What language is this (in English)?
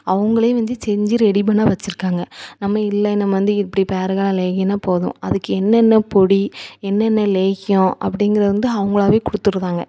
Tamil